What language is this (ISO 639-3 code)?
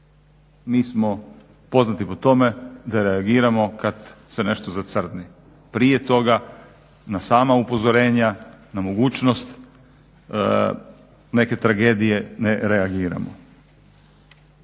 hrv